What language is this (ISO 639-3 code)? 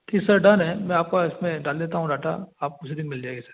hin